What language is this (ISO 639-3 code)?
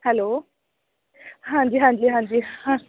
pan